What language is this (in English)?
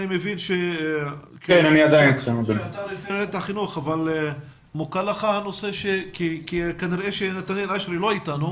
Hebrew